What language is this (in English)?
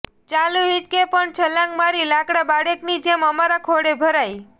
Gujarati